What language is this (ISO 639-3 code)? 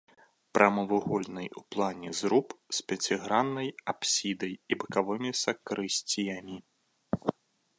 bel